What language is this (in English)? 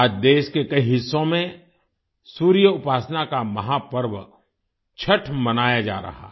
Hindi